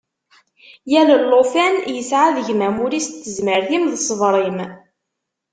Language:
Kabyle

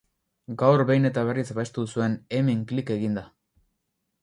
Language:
Basque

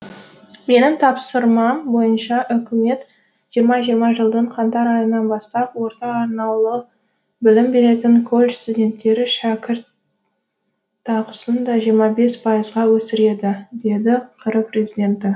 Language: Kazakh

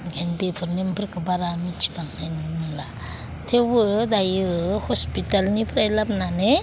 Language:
Bodo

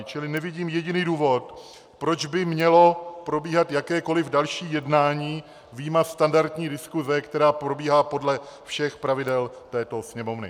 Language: Czech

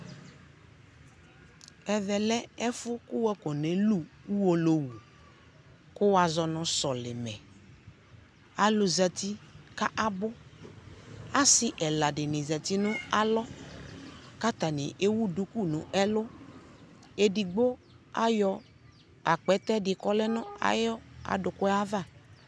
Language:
Ikposo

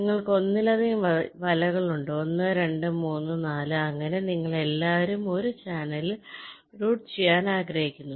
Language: Malayalam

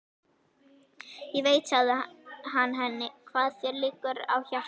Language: Icelandic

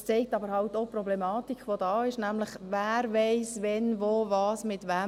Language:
Swiss German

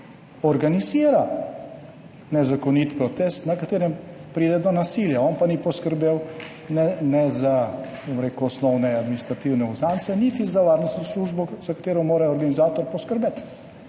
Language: Slovenian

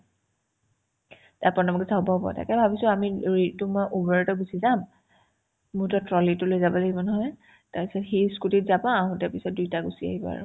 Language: Assamese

